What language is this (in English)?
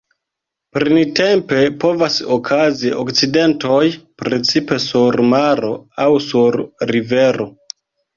Esperanto